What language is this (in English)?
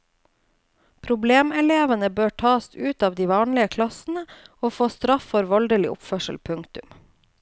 Norwegian